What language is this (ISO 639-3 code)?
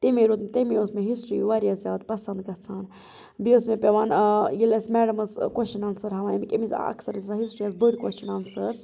kas